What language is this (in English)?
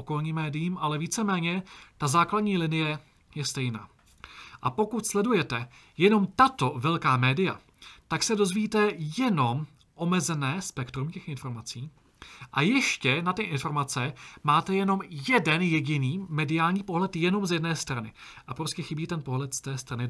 Czech